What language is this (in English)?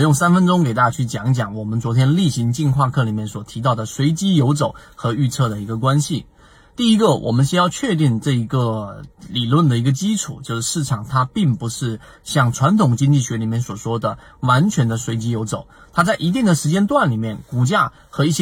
Chinese